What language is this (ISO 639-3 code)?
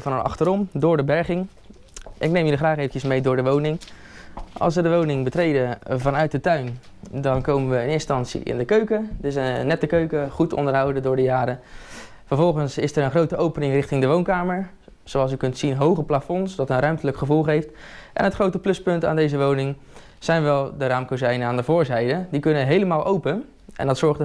nld